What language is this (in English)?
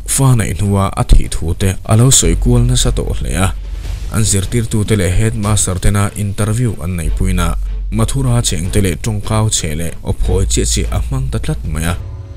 Filipino